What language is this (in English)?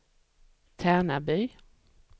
Swedish